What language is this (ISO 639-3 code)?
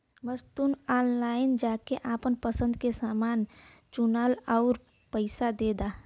bho